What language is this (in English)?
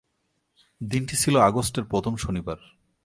Bangla